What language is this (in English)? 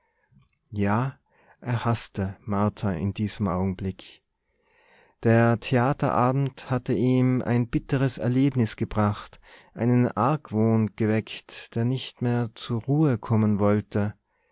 German